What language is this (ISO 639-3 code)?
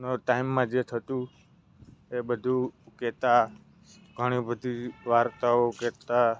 guj